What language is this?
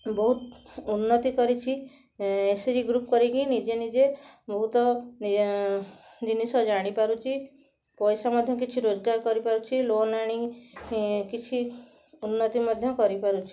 Odia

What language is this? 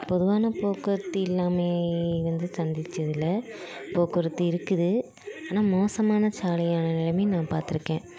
Tamil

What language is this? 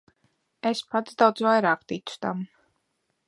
Latvian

